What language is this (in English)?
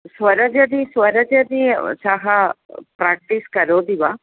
Sanskrit